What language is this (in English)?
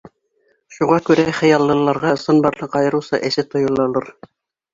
Bashkir